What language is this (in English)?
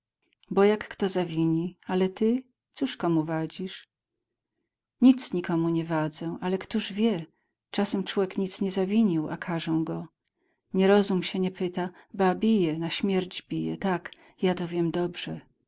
Polish